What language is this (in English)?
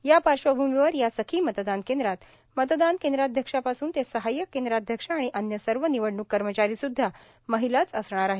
Marathi